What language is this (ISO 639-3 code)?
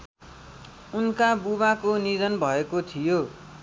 nep